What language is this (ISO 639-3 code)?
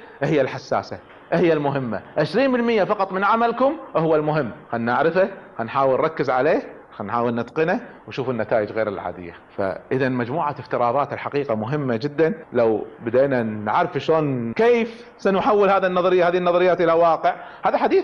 ara